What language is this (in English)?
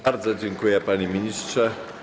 Polish